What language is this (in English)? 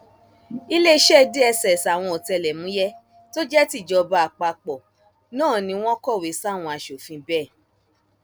Yoruba